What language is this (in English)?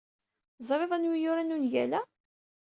Kabyle